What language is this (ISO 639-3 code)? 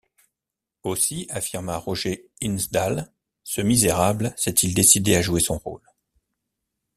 fra